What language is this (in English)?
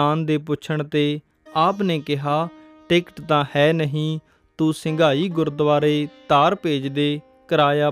Punjabi